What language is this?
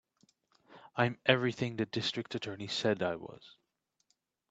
English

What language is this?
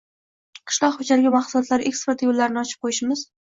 Uzbek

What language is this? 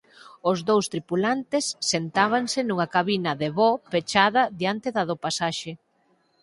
Galician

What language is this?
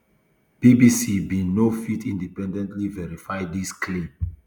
Nigerian Pidgin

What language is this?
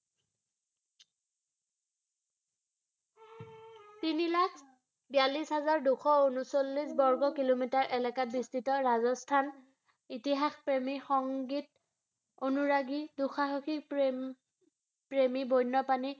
Assamese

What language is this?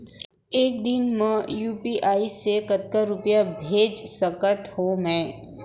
Chhattisgarhi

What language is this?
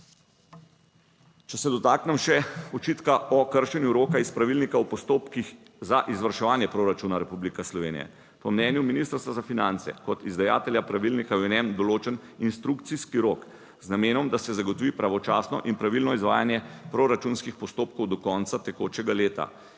Slovenian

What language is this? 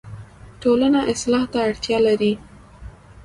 Pashto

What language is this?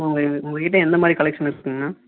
Tamil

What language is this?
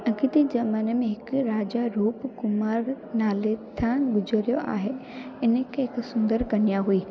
Sindhi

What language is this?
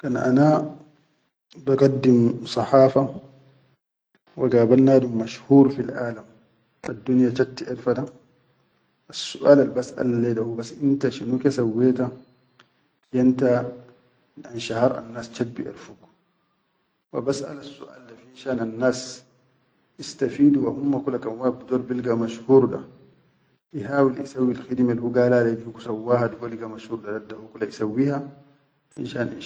Chadian Arabic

